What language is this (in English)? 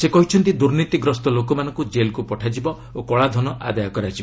Odia